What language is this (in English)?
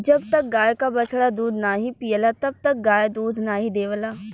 Bhojpuri